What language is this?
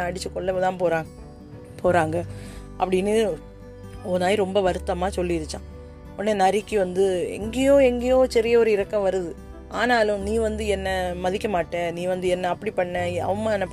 Tamil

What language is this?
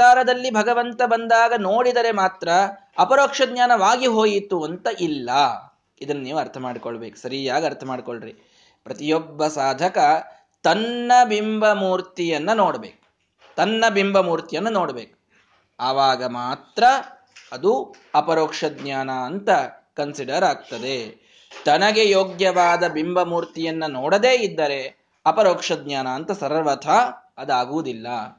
Kannada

